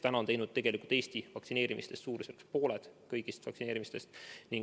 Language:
Estonian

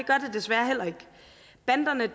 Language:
Danish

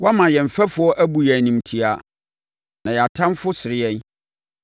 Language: Akan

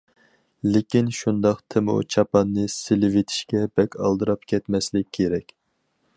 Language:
Uyghur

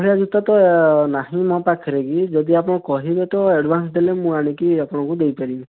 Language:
Odia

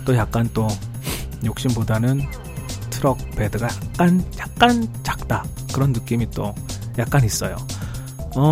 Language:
Korean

